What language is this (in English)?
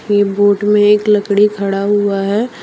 Hindi